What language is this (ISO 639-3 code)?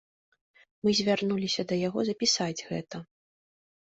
bel